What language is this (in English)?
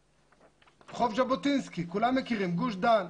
Hebrew